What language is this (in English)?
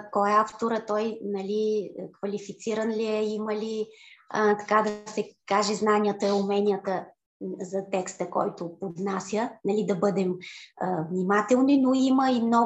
Bulgarian